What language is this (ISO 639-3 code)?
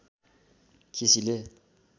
nep